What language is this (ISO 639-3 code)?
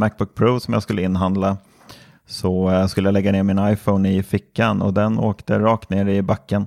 swe